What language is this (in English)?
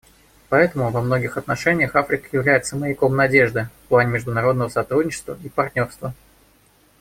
Russian